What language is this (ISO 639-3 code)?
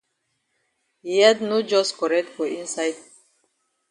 wes